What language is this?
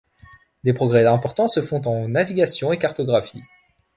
French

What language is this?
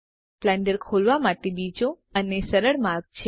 Gujarati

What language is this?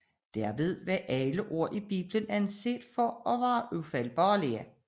Danish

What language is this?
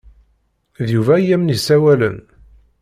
Kabyle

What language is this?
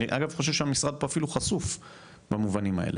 Hebrew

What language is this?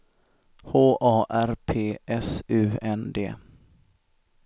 Swedish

